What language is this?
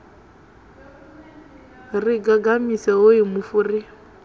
Venda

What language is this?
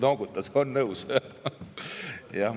Estonian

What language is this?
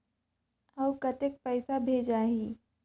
Chhattisgarhi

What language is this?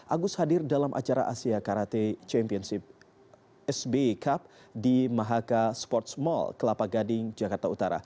Indonesian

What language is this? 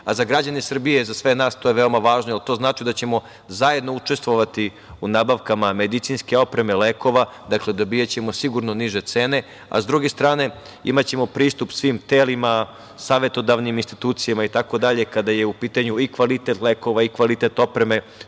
Serbian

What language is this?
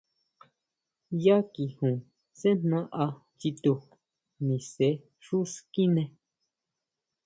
Huautla Mazatec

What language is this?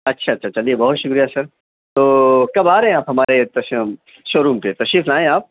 Urdu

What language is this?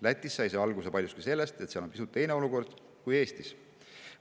Estonian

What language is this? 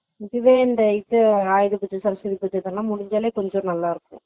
Tamil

